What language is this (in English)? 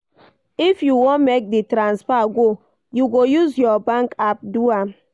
Nigerian Pidgin